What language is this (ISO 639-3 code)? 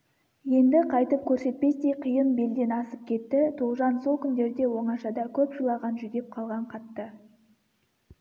kaz